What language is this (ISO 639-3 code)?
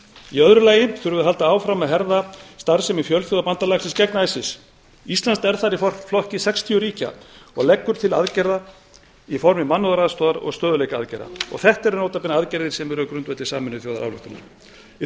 isl